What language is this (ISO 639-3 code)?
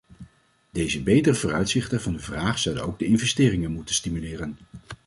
nld